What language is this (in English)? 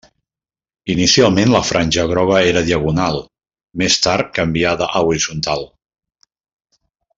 Catalan